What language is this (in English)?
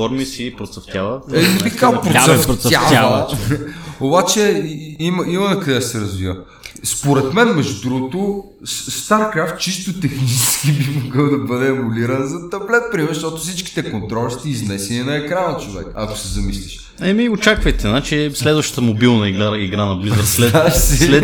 Bulgarian